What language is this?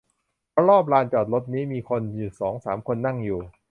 Thai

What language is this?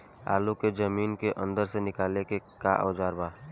Bhojpuri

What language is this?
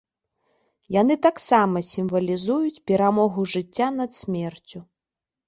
Belarusian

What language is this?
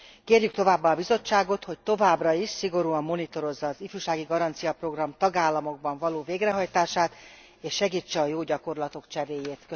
Hungarian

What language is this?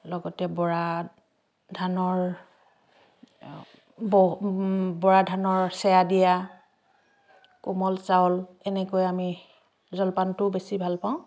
Assamese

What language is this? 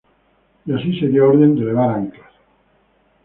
Spanish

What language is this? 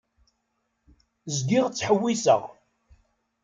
Kabyle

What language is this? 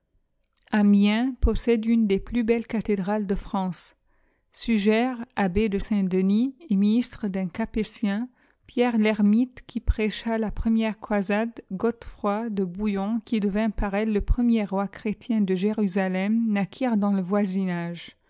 French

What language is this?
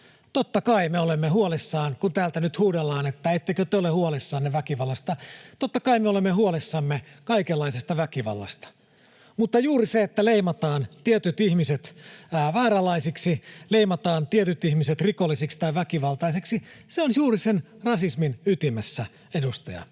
Finnish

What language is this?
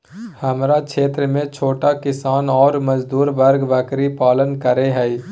Magahi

